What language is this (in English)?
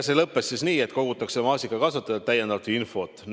Estonian